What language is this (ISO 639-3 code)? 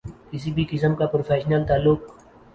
urd